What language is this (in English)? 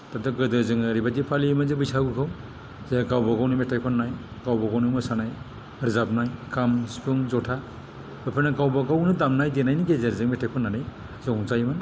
Bodo